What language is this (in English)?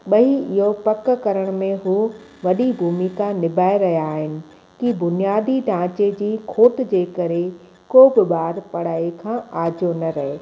Sindhi